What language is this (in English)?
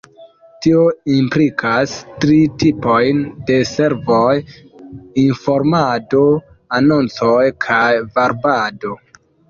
Esperanto